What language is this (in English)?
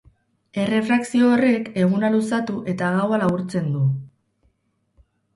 Basque